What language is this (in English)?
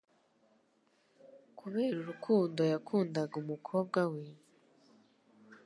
Kinyarwanda